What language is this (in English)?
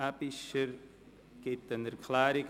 Swiss German